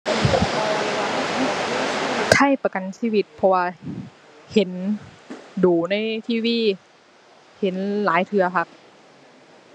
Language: Thai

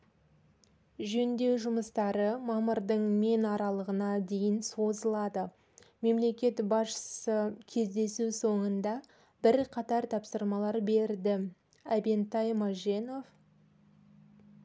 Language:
Kazakh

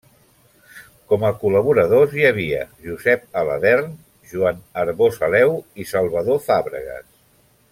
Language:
Catalan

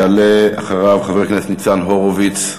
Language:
Hebrew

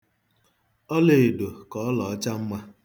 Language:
Igbo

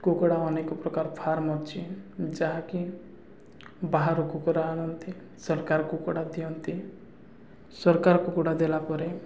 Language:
Odia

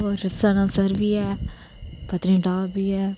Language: Dogri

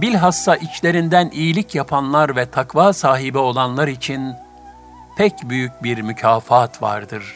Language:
Turkish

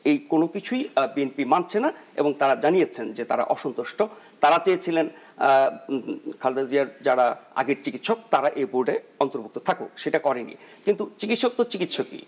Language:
Bangla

